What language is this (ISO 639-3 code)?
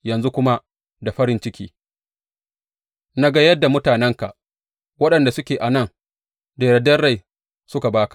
hau